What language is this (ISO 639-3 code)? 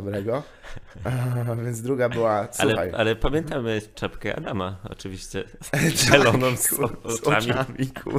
pol